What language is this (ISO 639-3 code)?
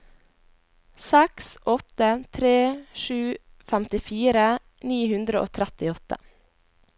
nor